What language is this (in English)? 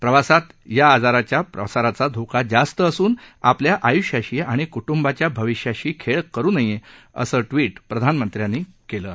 Marathi